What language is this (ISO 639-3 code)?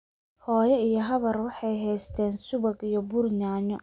som